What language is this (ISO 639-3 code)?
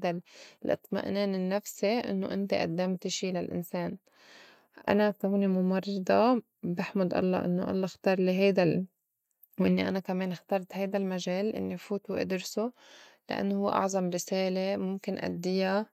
apc